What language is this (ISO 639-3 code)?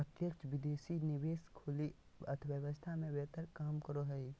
mag